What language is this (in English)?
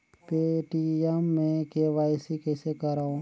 Chhattisgarhi